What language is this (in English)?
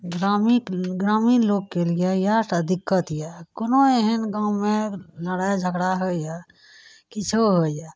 Maithili